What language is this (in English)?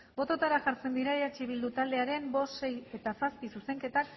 Basque